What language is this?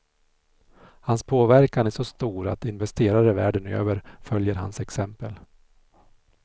Swedish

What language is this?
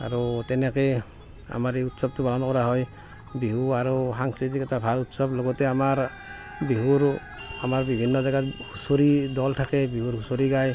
Assamese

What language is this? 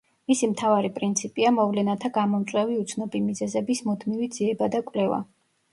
Georgian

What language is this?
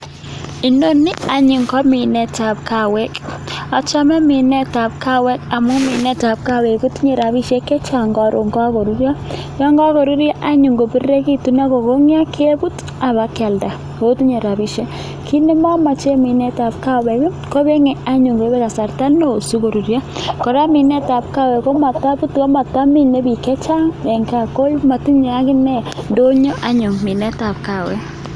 Kalenjin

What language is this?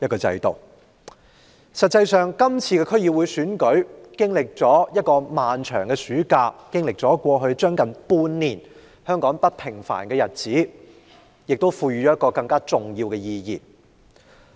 Cantonese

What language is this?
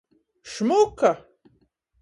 Latgalian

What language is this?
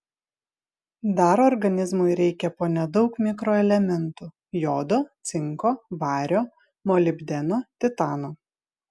Lithuanian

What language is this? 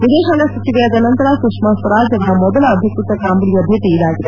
Kannada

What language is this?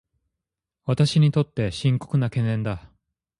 Japanese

